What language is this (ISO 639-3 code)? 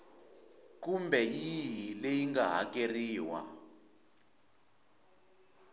tso